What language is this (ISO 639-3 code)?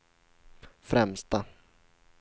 swe